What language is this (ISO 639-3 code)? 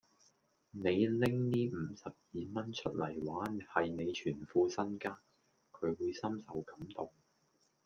yue